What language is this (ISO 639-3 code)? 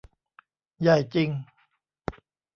tha